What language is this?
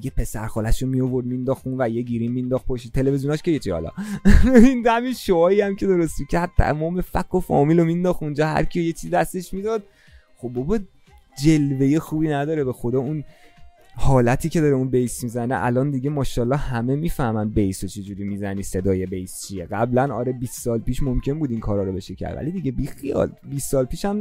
Persian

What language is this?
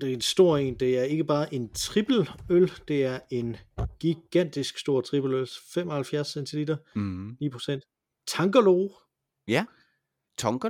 Danish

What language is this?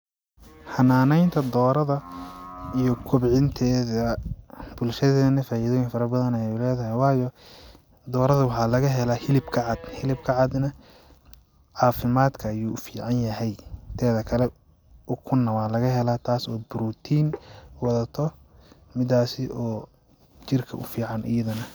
Somali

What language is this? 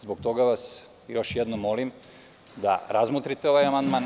Serbian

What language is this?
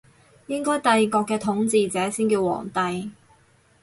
Cantonese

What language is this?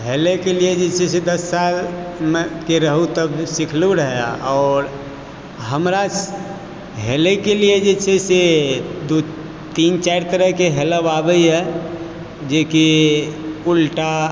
Maithili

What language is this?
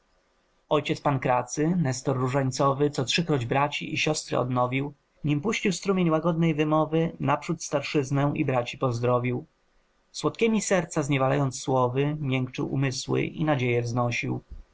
Polish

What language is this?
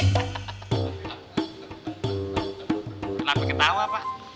Indonesian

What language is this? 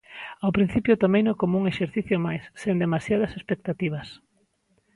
Galician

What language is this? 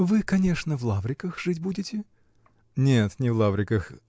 Russian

